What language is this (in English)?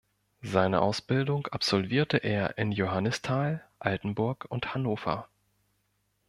German